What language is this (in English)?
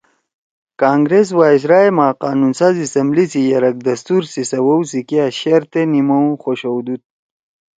Torwali